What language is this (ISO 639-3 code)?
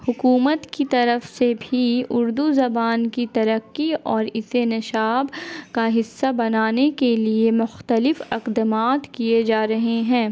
urd